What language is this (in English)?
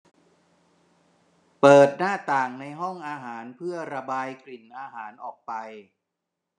Thai